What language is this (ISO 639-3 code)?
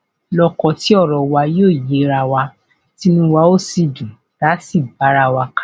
yor